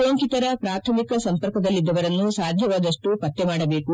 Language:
Kannada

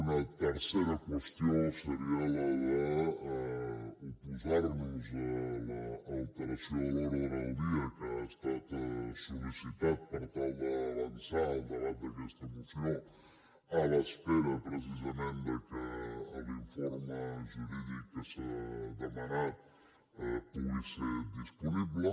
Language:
Catalan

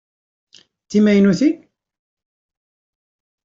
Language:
Kabyle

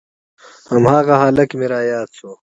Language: Pashto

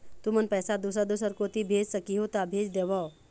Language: Chhattisgarhi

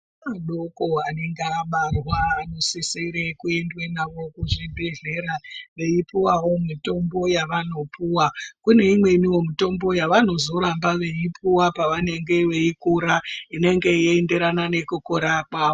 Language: Ndau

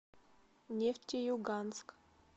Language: Russian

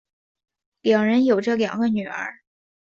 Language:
Chinese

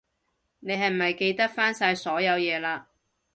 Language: Cantonese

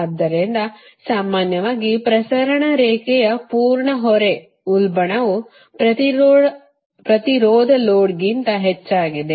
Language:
Kannada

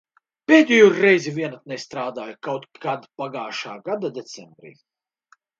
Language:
Latvian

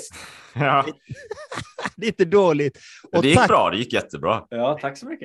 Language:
Swedish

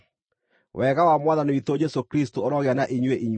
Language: Kikuyu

